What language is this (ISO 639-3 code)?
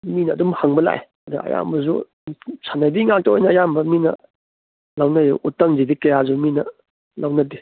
mni